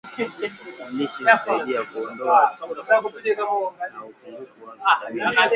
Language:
Swahili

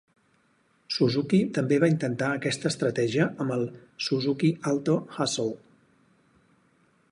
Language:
Catalan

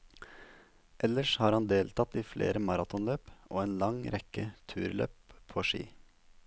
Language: Norwegian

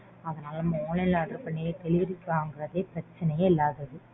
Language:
Tamil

